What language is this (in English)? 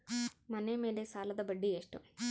Kannada